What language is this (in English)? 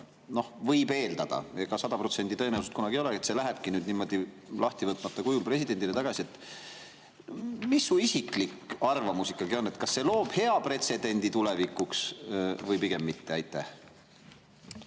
Estonian